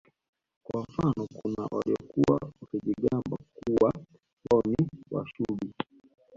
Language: Swahili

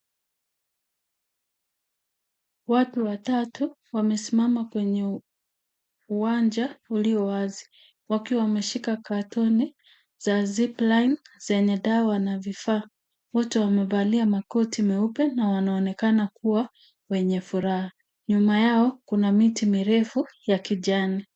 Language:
Swahili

